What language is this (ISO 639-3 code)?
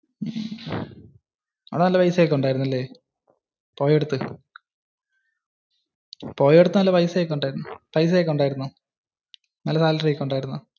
mal